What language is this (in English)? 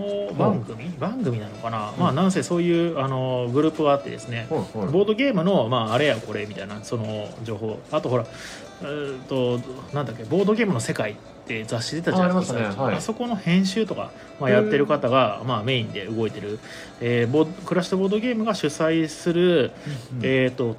Japanese